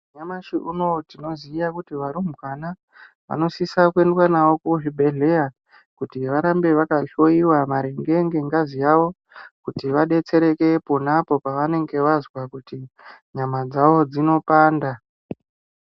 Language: Ndau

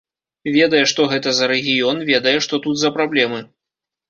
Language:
Belarusian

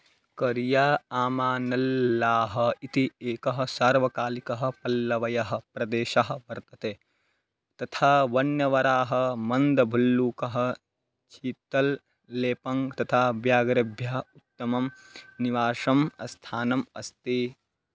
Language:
Sanskrit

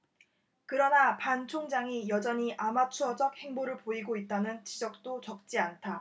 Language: Korean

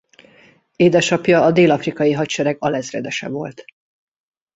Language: Hungarian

